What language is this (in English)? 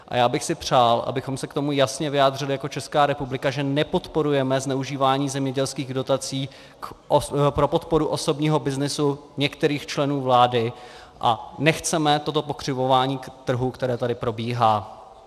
Czech